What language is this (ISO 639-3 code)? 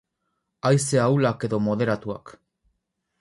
eus